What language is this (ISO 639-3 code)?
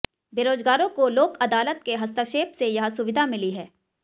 hin